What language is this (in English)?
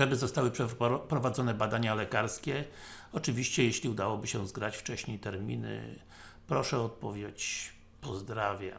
Polish